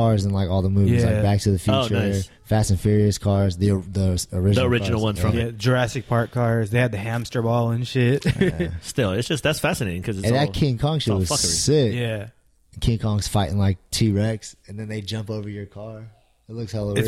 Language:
English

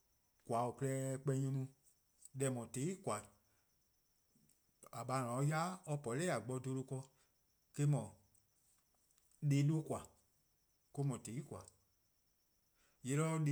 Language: Eastern Krahn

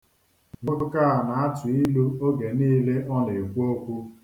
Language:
Igbo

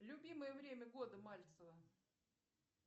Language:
Russian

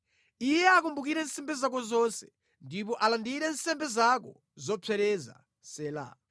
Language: Nyanja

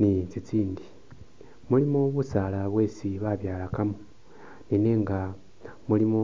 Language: Masaaba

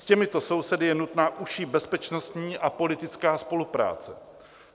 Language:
Czech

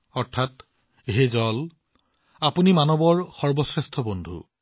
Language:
Assamese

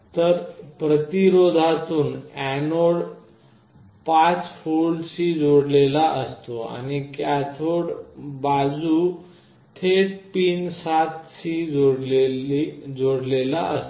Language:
Marathi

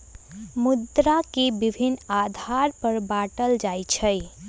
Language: Magahi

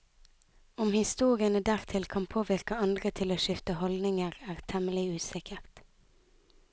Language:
Norwegian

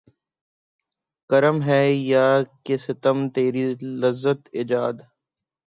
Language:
Urdu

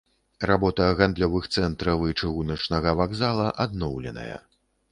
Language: Belarusian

